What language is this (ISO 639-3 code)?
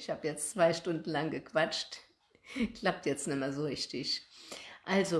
deu